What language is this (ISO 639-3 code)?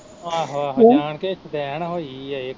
pan